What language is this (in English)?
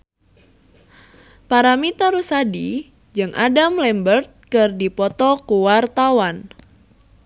Sundanese